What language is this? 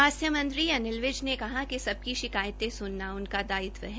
Hindi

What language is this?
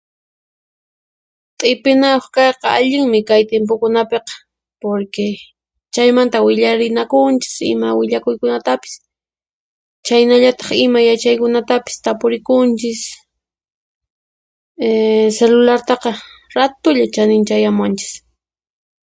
Puno Quechua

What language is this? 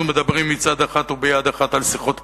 Hebrew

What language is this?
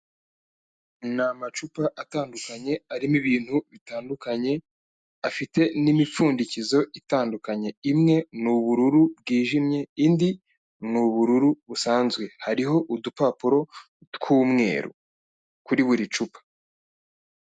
Kinyarwanda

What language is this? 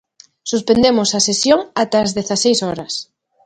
Galician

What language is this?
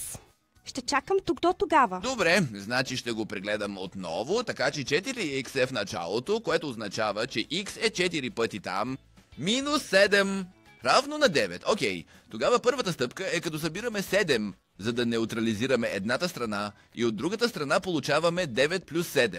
Bulgarian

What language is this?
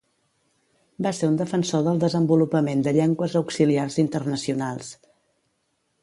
Catalan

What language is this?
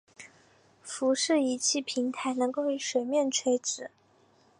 Chinese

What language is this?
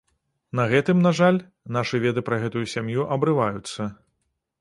Belarusian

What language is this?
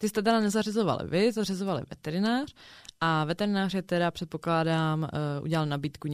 Czech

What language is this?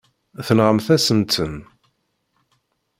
Kabyle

